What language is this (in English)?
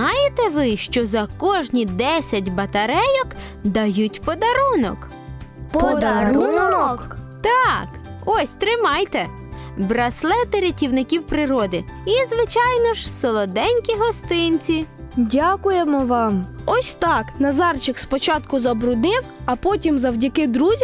Ukrainian